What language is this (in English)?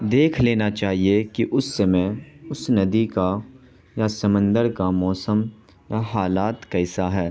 Urdu